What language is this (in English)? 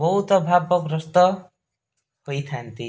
Odia